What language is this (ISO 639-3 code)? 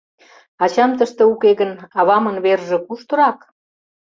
chm